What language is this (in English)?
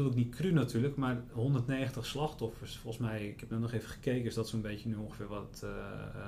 Dutch